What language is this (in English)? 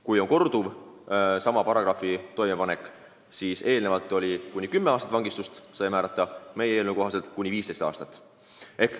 Estonian